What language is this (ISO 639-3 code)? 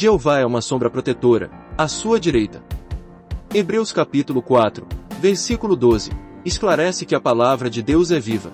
por